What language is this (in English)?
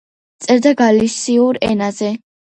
Georgian